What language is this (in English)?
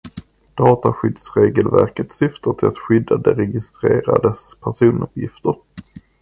Swedish